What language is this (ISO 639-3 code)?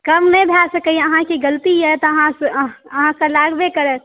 mai